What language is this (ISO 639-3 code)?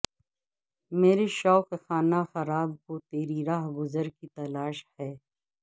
urd